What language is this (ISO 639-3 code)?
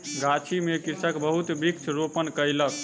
mai